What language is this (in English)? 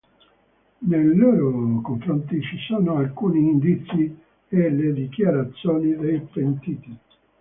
Italian